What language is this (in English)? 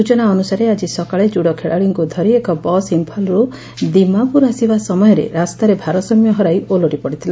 Odia